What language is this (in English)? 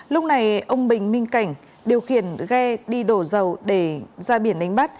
Vietnamese